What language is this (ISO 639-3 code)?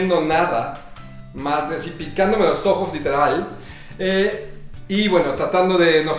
spa